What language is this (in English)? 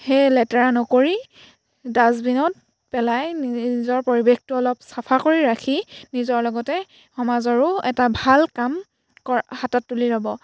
Assamese